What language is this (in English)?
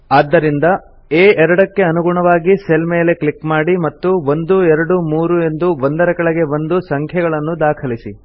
Kannada